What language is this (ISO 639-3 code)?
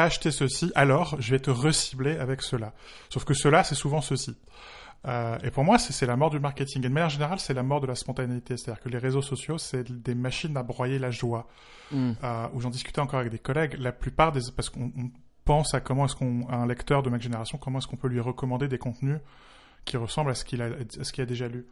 fra